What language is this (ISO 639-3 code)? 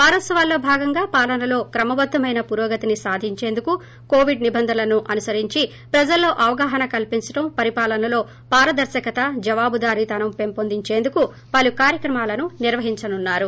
tel